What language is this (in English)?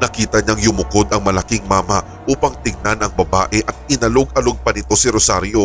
Filipino